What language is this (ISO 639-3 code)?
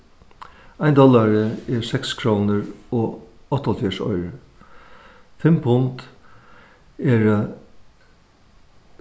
fao